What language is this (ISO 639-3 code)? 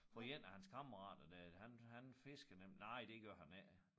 dan